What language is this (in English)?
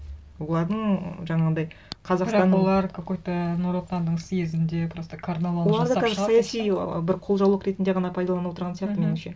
Kazakh